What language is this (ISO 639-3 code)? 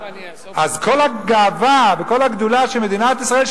heb